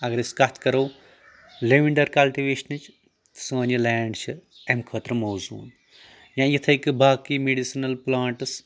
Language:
Kashmiri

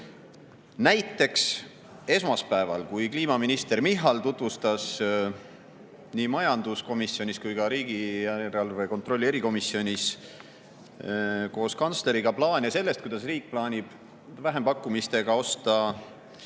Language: Estonian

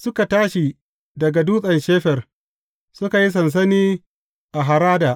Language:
Hausa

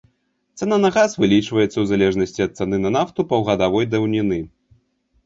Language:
Belarusian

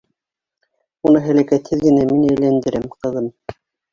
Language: Bashkir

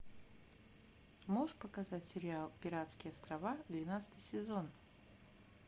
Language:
Russian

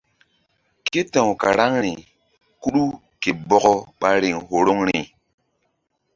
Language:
Mbum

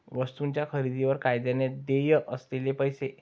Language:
Marathi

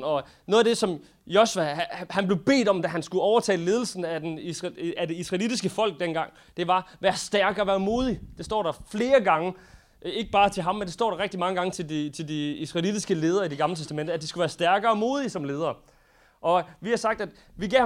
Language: Danish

